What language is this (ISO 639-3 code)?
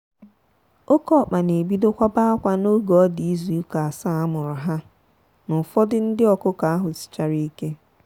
ibo